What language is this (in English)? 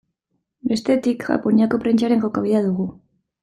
Basque